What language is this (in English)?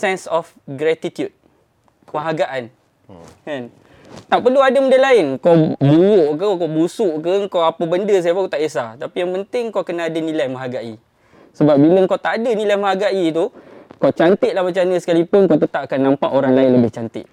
Malay